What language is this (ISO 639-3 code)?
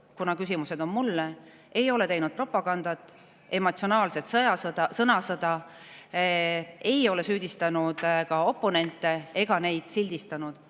est